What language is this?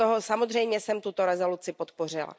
Czech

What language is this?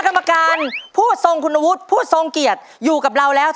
Thai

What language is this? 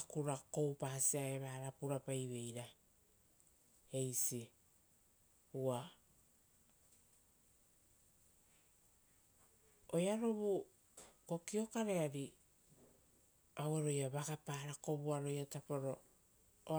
Rotokas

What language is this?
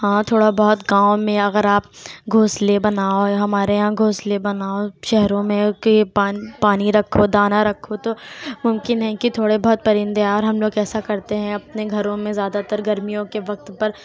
Urdu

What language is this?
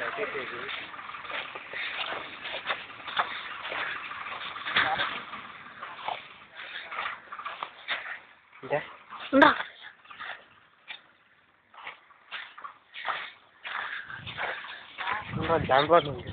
Romanian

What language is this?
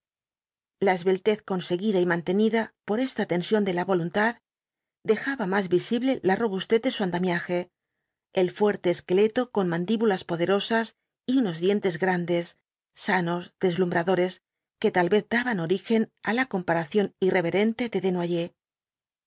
Spanish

